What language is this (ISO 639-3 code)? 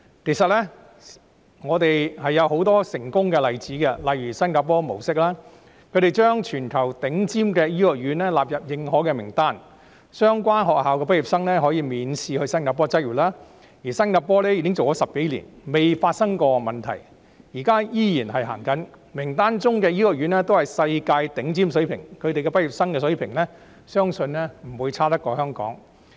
yue